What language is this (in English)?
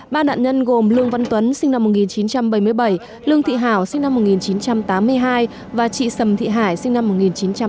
Vietnamese